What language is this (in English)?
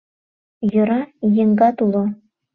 Mari